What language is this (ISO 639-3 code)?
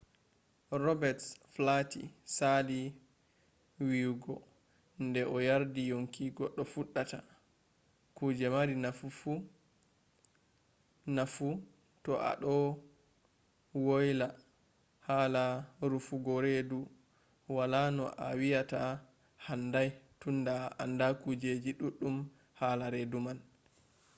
ful